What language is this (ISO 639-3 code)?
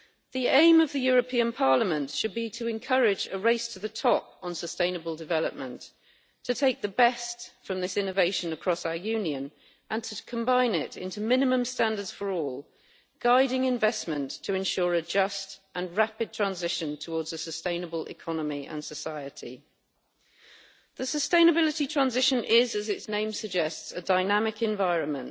eng